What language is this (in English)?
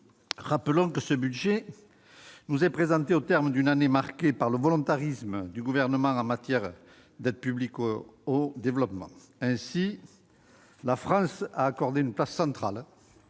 French